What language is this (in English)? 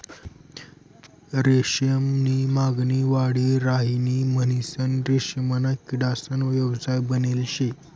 Marathi